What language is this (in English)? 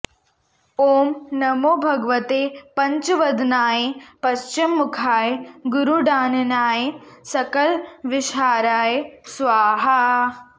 Sanskrit